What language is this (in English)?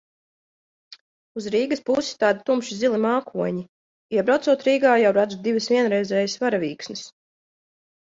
Latvian